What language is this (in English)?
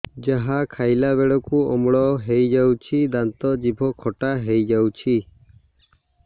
Odia